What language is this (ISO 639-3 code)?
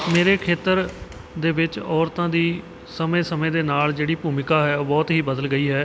pan